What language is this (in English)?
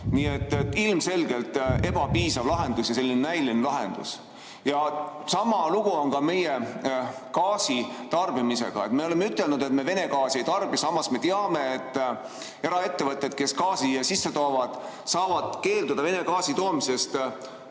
Estonian